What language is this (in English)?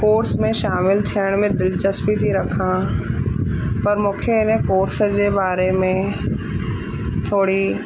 Sindhi